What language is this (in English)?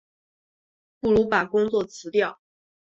Chinese